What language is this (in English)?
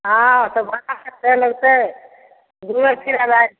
Maithili